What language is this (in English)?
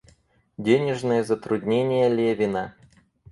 Russian